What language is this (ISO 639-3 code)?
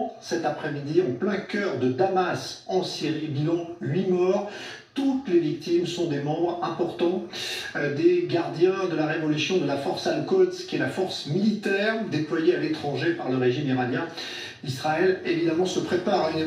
fra